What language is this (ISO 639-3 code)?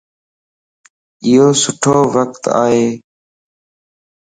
lss